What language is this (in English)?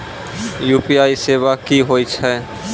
Maithili